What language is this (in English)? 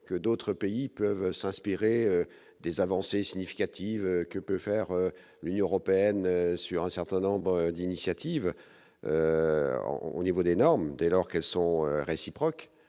French